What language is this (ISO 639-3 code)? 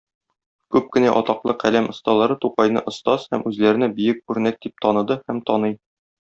tat